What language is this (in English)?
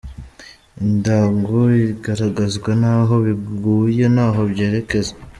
Kinyarwanda